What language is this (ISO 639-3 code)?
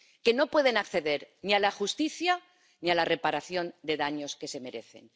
spa